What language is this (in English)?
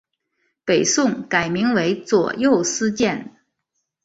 Chinese